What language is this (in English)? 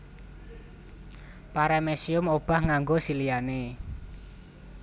Javanese